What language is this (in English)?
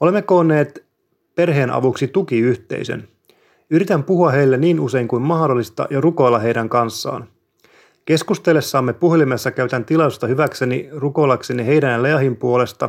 Finnish